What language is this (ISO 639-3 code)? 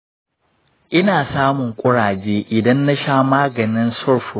hau